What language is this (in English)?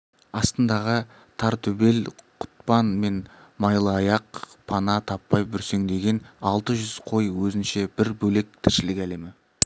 Kazakh